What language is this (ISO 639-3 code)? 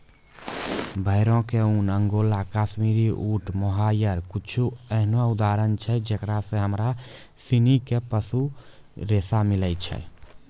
mai